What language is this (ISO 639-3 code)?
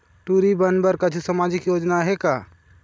hne